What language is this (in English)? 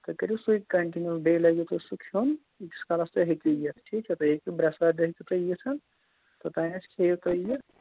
Kashmiri